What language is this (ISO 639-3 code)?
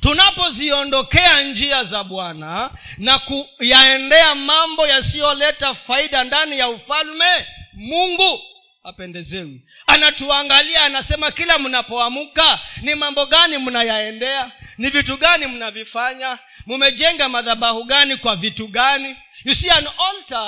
swa